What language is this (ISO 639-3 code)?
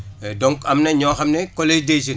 wol